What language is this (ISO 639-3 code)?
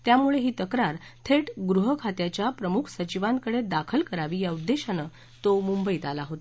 mar